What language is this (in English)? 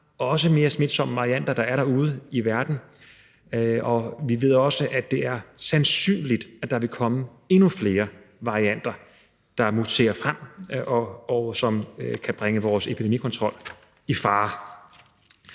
Danish